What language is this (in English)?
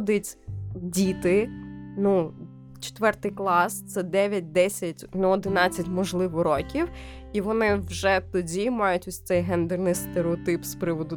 Ukrainian